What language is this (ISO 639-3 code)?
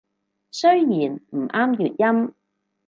yue